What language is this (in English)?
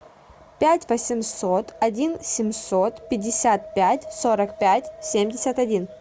Russian